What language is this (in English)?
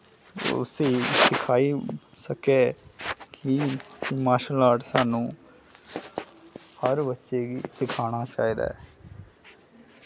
Dogri